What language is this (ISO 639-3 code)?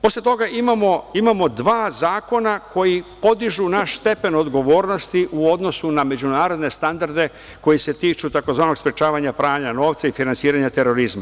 srp